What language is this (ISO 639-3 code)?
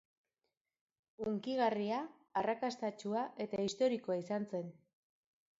eus